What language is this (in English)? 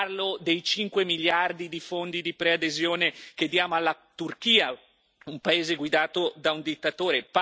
Italian